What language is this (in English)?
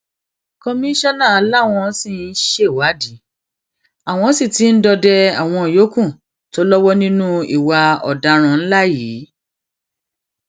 Yoruba